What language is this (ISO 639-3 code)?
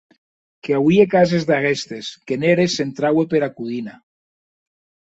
oci